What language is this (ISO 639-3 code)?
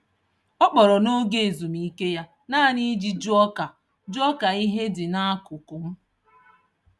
ibo